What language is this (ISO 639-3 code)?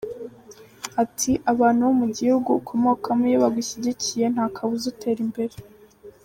kin